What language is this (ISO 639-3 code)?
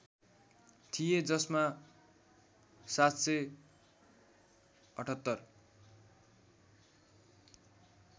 nep